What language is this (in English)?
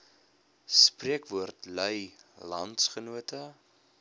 Afrikaans